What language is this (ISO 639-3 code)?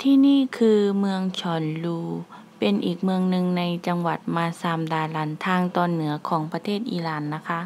tha